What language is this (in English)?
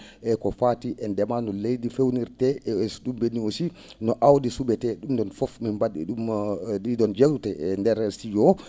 Fula